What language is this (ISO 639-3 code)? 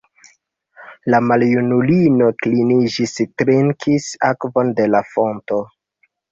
epo